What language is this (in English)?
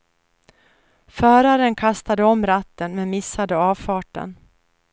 Swedish